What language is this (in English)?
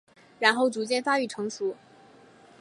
Chinese